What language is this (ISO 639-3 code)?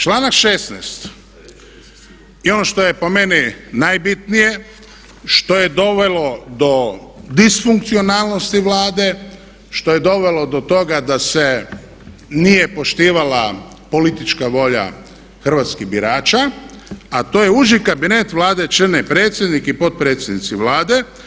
hrv